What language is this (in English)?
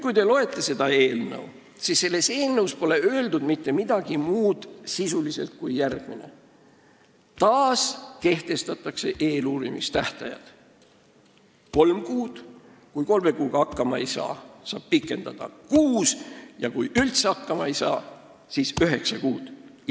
Estonian